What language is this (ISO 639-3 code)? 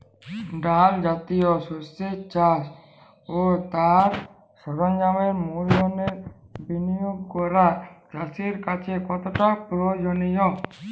ben